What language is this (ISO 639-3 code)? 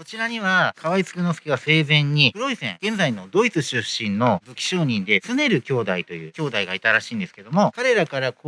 jpn